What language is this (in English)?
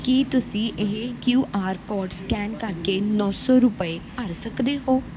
Punjabi